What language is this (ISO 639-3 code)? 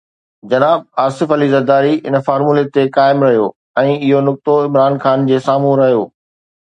snd